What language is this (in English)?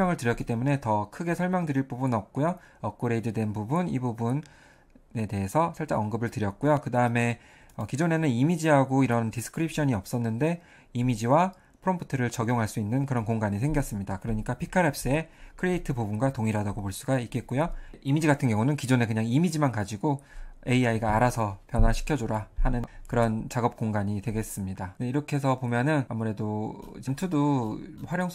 Korean